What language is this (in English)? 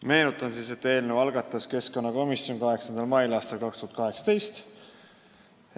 Estonian